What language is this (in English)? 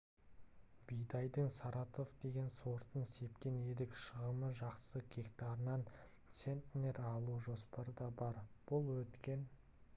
Kazakh